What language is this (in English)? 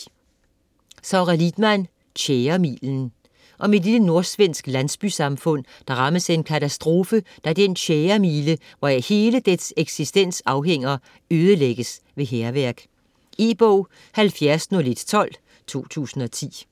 Danish